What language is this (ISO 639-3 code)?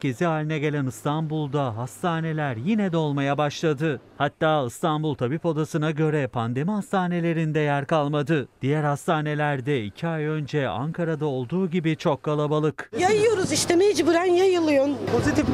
tur